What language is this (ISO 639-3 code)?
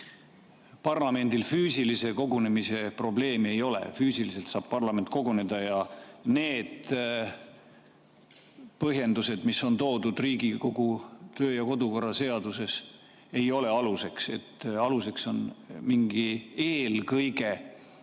est